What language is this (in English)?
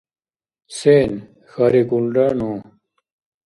Dargwa